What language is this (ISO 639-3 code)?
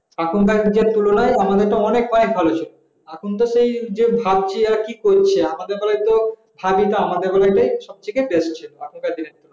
ben